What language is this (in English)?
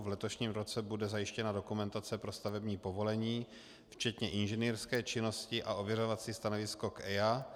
Czech